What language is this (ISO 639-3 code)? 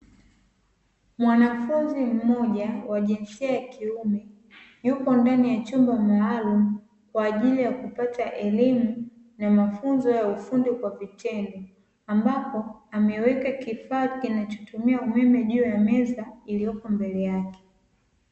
swa